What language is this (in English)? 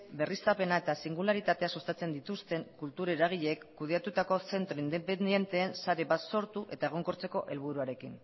Basque